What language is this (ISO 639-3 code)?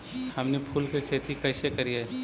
mag